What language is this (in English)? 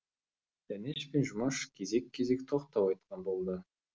Kazakh